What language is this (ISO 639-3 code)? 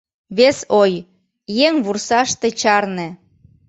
chm